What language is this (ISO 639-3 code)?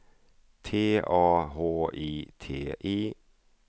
swe